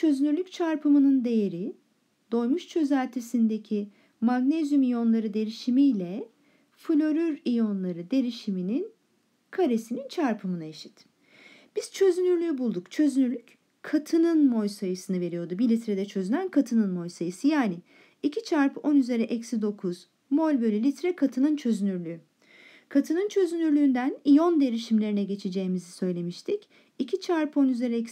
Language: Turkish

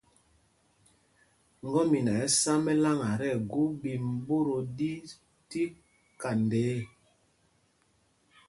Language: Mpumpong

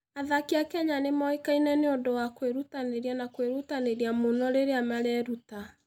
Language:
Kikuyu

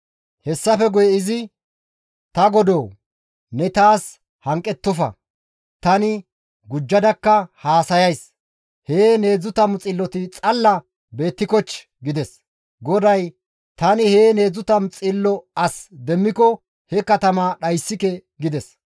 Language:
Gamo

